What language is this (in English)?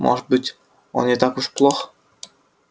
Russian